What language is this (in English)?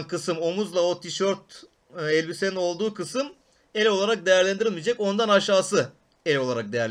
Turkish